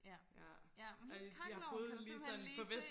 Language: Danish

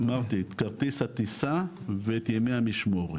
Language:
Hebrew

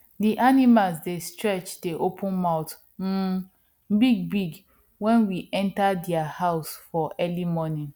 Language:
Nigerian Pidgin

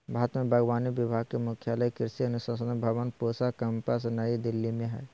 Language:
Magahi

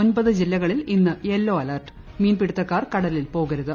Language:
Malayalam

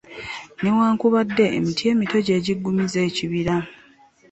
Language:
Ganda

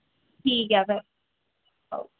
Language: Dogri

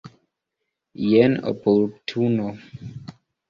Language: Esperanto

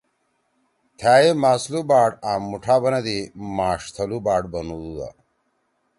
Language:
Torwali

